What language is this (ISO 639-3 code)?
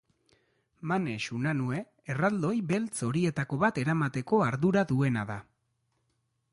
eus